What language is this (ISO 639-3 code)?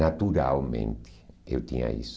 por